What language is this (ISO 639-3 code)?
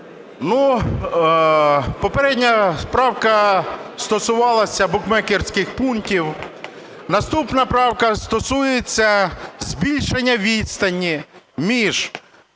ukr